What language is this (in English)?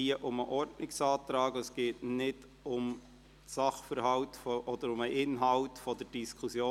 Swiss German